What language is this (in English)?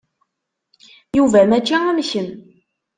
Kabyle